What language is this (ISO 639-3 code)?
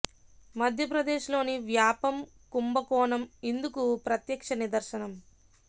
tel